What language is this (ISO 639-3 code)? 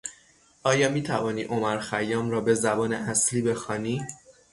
fas